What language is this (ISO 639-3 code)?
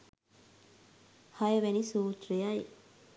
sin